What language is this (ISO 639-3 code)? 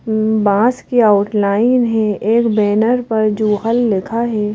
hin